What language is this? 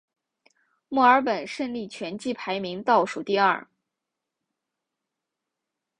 Chinese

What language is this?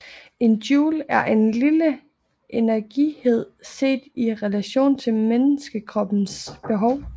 Danish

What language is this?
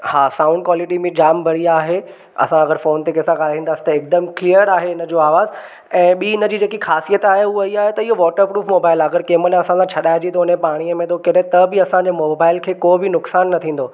Sindhi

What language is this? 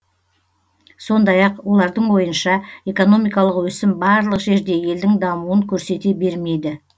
Kazakh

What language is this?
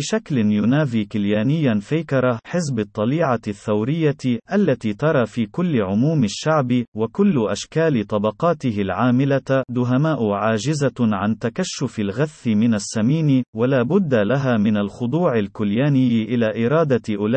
Arabic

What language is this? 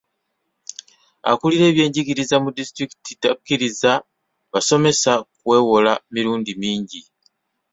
Ganda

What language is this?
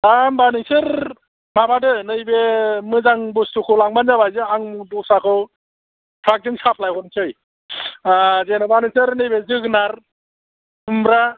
Bodo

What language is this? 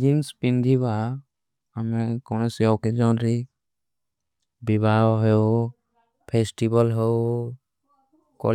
Kui (India)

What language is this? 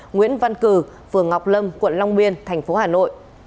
Vietnamese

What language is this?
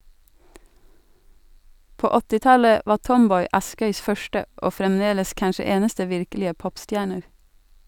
Norwegian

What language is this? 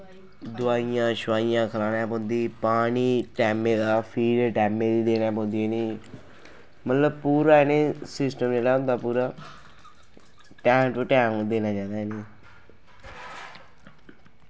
Dogri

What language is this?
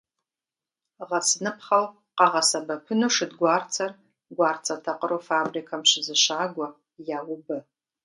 Kabardian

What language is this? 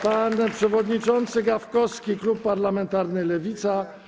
Polish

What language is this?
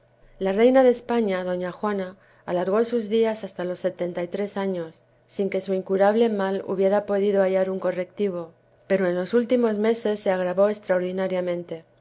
Spanish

